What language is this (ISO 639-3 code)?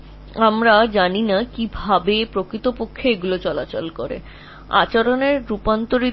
ben